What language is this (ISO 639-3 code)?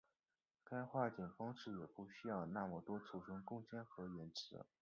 zho